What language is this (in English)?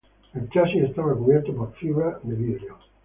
Spanish